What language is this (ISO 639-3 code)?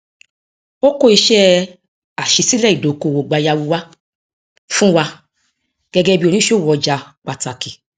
yor